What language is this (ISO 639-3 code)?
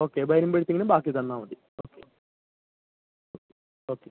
mal